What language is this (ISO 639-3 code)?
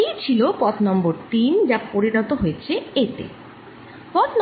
ben